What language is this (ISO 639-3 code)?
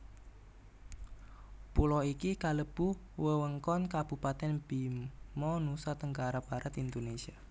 jav